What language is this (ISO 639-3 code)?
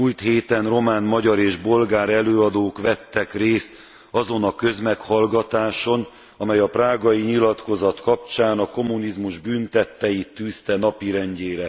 hun